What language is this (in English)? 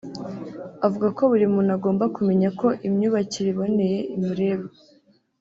Kinyarwanda